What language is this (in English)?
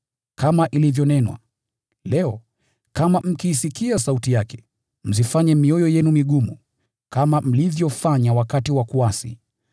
Swahili